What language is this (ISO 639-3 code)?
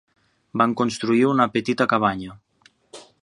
cat